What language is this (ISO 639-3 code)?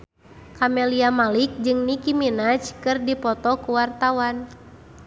sun